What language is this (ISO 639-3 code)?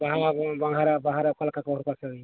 sat